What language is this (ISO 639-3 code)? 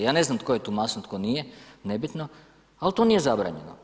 hrv